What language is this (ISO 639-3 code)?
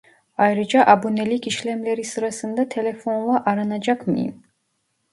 tur